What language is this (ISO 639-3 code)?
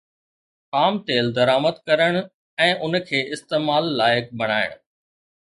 snd